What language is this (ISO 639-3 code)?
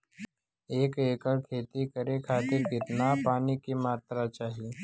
bho